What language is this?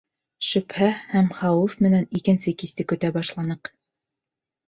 Bashkir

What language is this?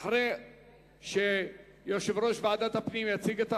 Hebrew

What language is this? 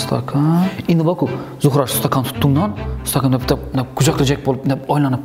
Turkish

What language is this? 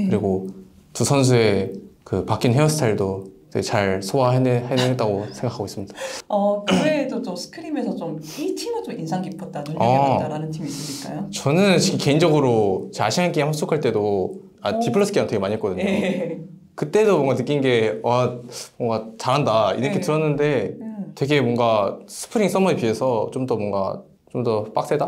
Korean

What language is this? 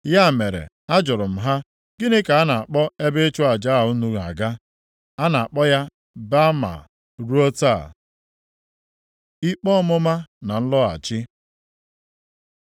Igbo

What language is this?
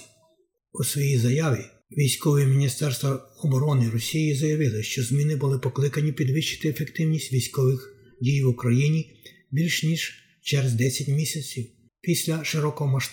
Ukrainian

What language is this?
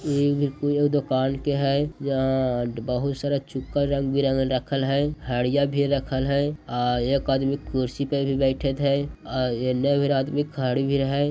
Magahi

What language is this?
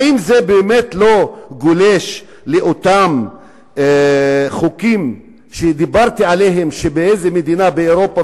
Hebrew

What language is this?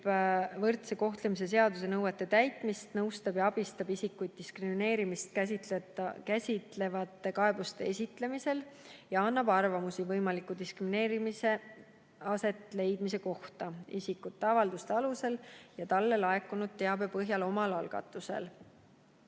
Estonian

